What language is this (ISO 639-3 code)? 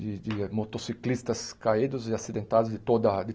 por